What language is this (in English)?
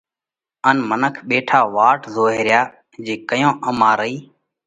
Parkari Koli